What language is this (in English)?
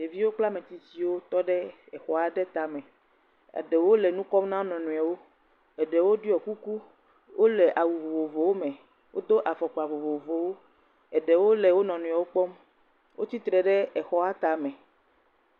Ewe